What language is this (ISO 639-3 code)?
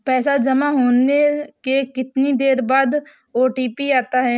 hin